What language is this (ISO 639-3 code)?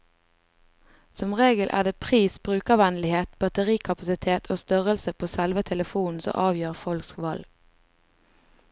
nor